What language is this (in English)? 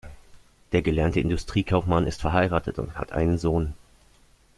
German